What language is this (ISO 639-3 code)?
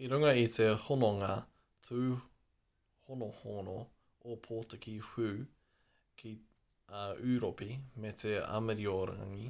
mri